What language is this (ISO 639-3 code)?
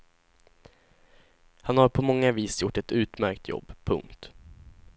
swe